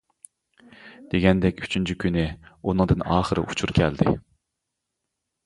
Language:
Uyghur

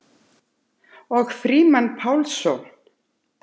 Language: Icelandic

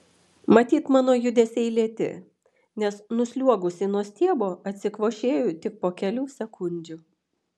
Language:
Lithuanian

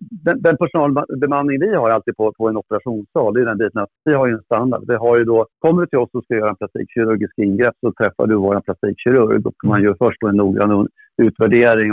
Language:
Swedish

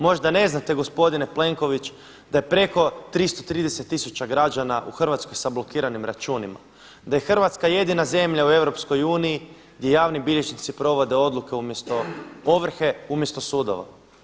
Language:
Croatian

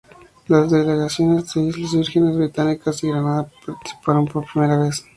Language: Spanish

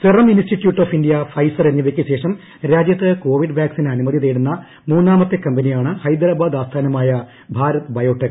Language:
Malayalam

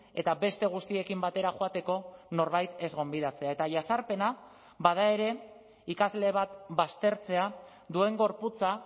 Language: Basque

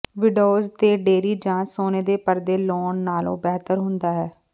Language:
Punjabi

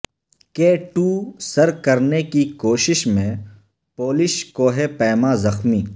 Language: Urdu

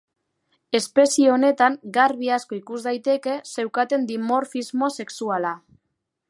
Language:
Basque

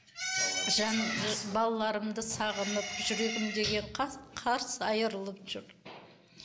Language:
Kazakh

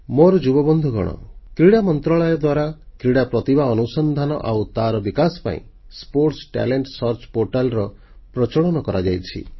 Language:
Odia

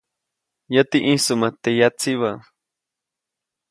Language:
Copainalá Zoque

